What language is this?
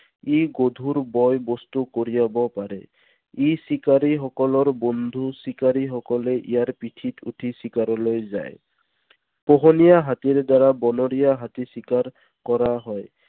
Assamese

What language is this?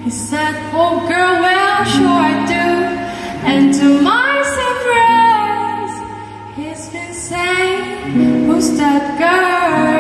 English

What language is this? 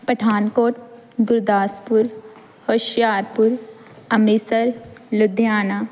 Punjabi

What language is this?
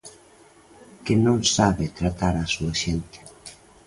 Galician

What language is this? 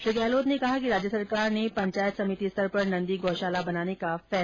Hindi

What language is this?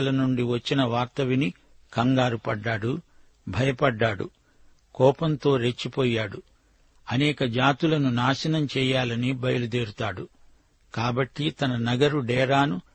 Telugu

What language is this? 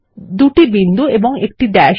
Bangla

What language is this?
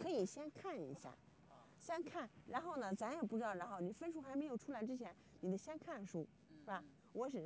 Chinese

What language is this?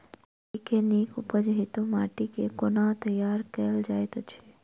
Maithili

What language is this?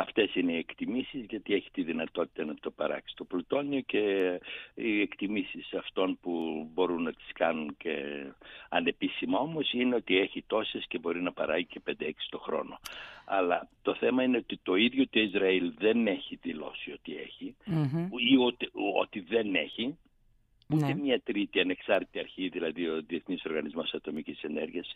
Greek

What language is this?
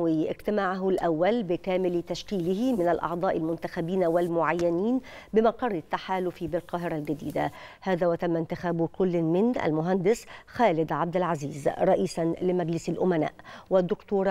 Arabic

